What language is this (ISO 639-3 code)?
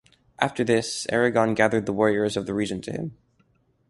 eng